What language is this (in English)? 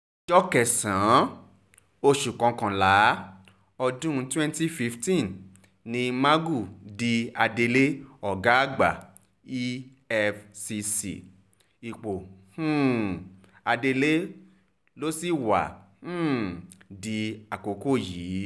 Yoruba